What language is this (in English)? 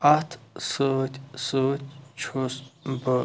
Kashmiri